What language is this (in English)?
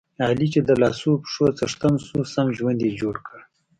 Pashto